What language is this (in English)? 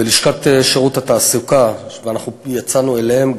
Hebrew